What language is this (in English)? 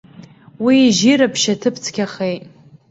Abkhazian